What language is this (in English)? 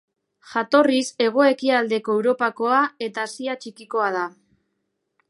Basque